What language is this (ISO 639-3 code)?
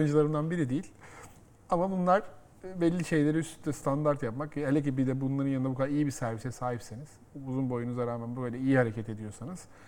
tur